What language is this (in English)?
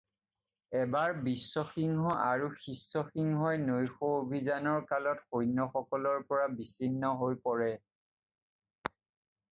Assamese